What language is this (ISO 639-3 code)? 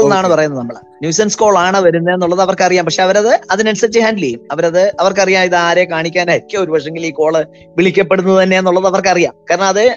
mal